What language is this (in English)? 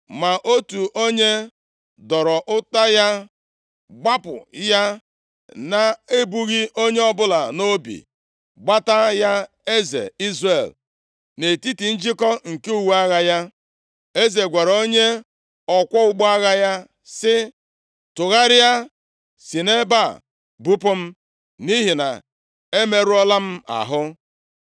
Igbo